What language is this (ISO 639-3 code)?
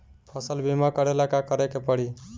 bho